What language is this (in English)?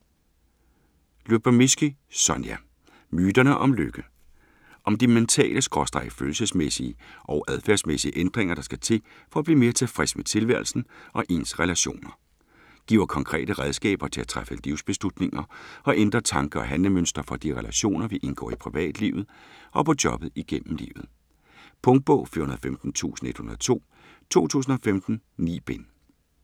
Danish